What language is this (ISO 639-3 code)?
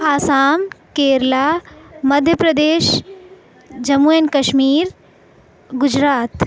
urd